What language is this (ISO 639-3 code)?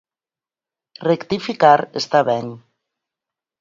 glg